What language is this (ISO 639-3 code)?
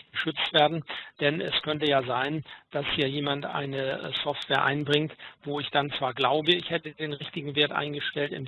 deu